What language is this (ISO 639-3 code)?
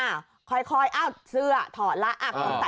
tha